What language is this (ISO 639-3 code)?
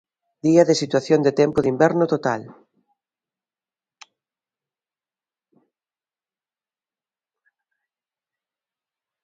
glg